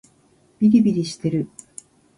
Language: Japanese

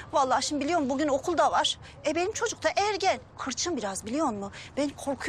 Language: Turkish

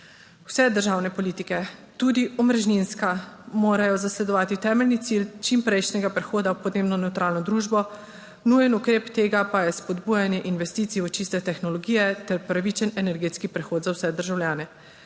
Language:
Slovenian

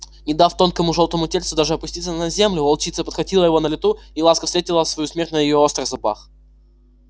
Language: Russian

